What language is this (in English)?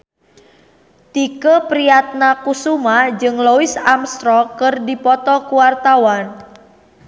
Sundanese